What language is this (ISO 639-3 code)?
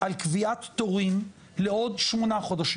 heb